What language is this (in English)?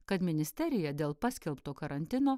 Lithuanian